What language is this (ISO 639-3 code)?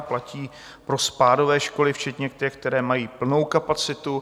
ces